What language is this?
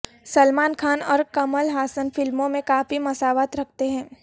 Urdu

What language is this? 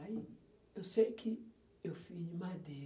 Portuguese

